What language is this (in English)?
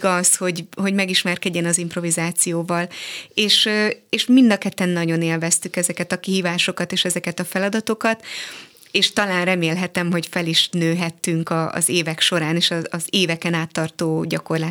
Hungarian